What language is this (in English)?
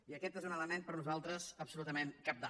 Catalan